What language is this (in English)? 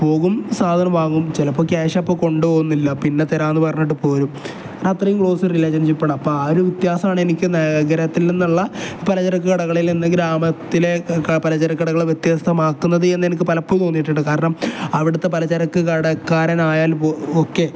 Malayalam